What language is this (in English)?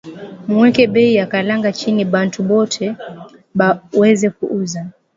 Swahili